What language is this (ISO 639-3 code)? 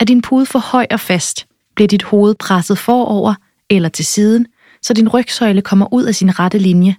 dan